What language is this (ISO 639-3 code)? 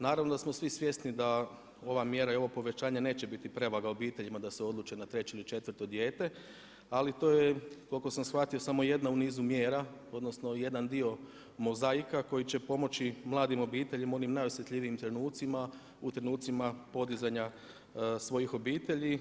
hrv